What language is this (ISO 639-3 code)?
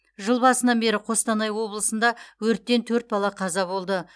kaz